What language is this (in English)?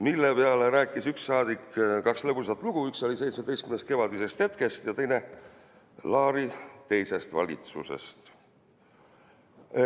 Estonian